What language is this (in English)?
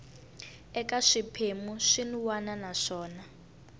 Tsonga